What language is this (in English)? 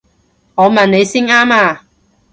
Cantonese